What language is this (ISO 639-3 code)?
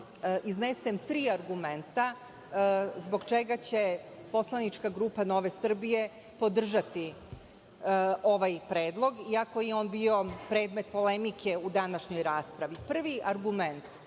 srp